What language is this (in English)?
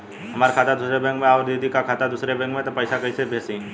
Bhojpuri